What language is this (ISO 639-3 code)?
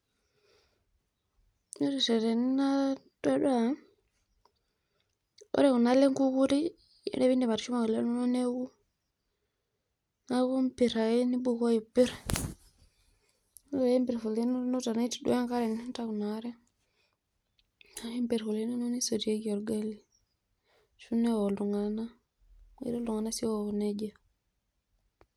mas